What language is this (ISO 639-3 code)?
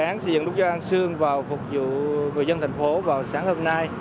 vie